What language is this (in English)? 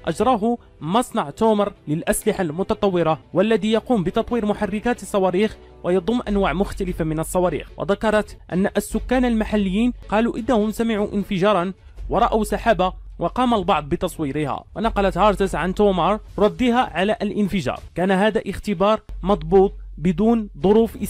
Arabic